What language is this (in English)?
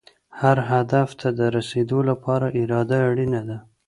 Pashto